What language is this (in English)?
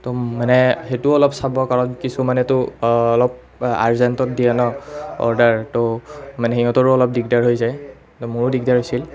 Assamese